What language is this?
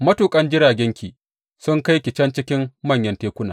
Hausa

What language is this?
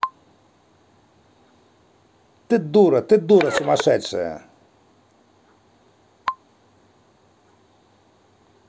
Russian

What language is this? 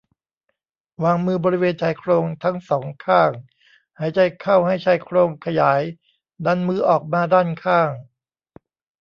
Thai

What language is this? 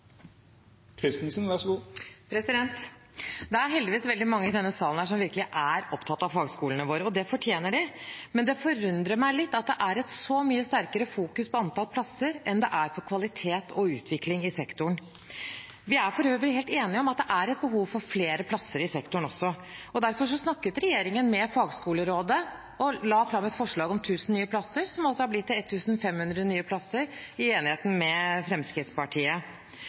Norwegian Bokmål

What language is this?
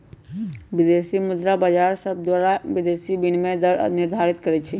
Magahi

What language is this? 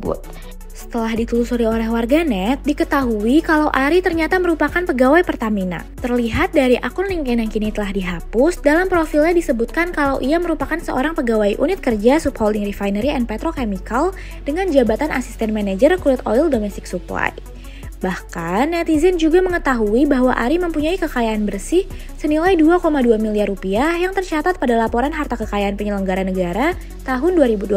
Indonesian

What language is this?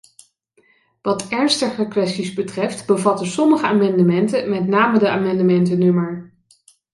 Dutch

